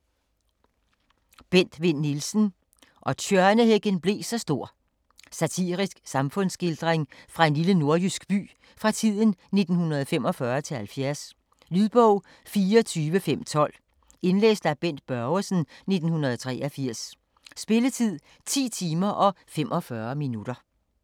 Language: Danish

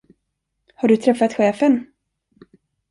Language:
Swedish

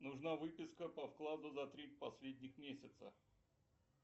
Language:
Russian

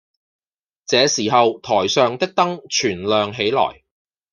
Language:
Cantonese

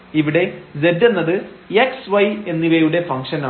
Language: Malayalam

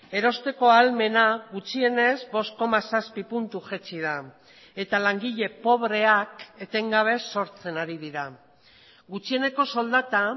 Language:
Basque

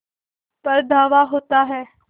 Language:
Hindi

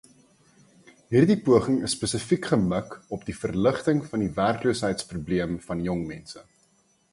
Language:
Afrikaans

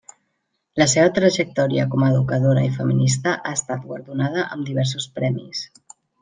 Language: Catalan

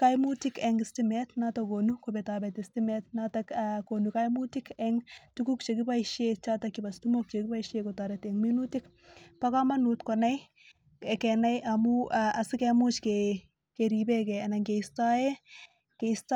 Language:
Kalenjin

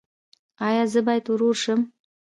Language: Pashto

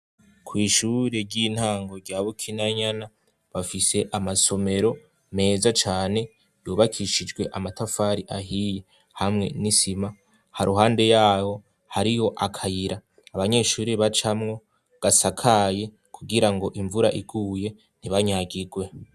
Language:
Rundi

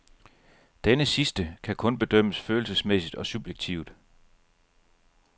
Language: Danish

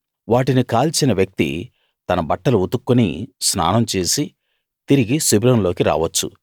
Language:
Telugu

